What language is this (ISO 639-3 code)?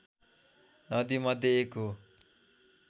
nep